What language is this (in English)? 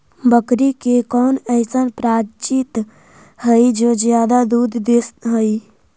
Magahi